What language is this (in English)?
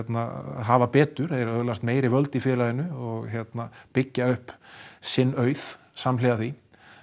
Icelandic